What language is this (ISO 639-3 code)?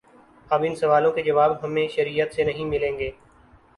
urd